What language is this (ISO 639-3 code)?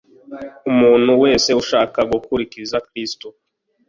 kin